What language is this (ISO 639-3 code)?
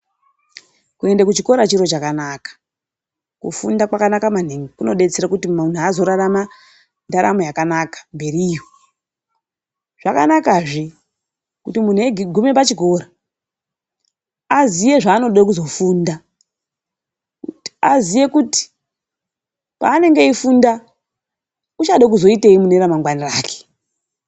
ndc